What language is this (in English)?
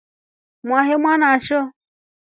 Rombo